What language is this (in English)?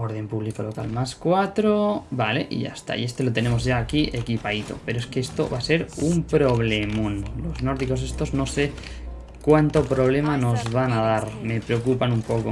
Spanish